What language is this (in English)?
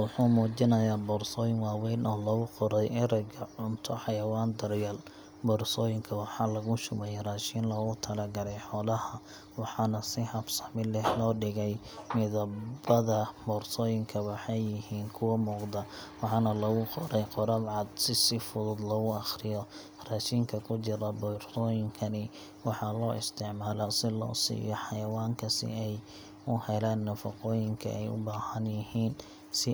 Somali